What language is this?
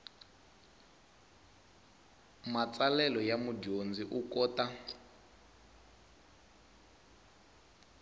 Tsonga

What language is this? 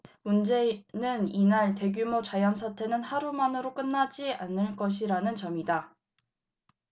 Korean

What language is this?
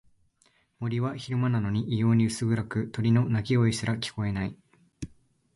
Japanese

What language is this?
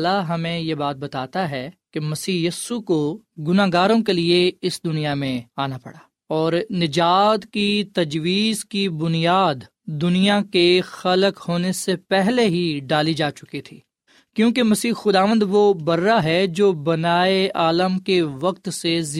Urdu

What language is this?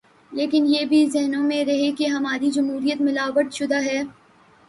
Urdu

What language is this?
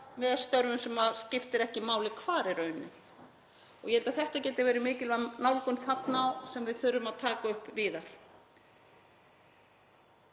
Icelandic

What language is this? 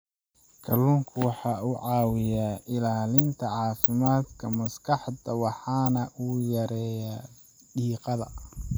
Somali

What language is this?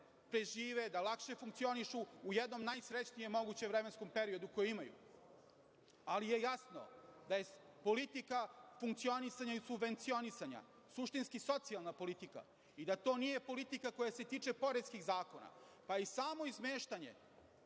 Serbian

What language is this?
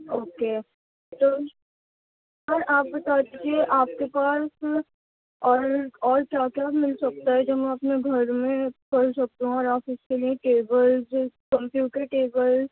Urdu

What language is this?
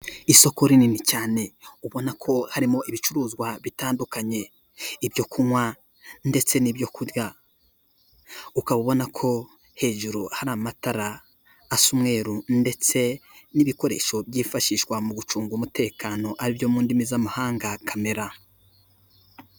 Kinyarwanda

